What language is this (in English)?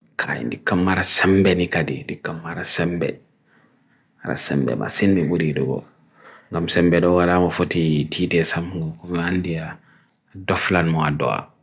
Bagirmi Fulfulde